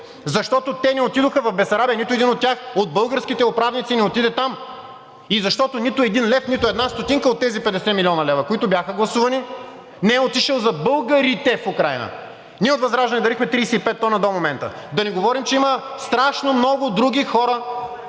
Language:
Bulgarian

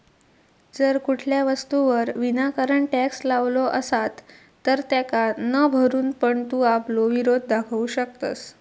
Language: Marathi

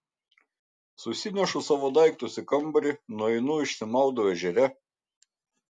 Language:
Lithuanian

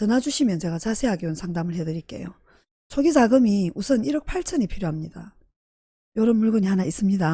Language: Korean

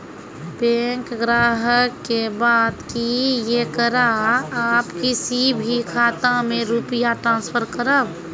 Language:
Maithili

